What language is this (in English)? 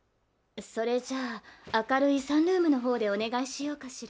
Japanese